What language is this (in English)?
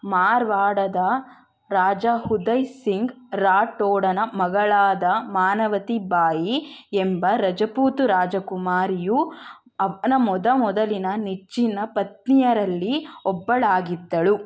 Kannada